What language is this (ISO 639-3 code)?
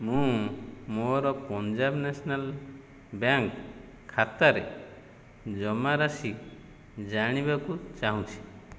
ori